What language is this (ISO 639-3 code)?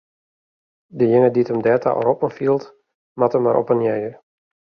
fry